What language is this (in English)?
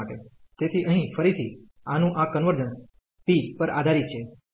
Gujarati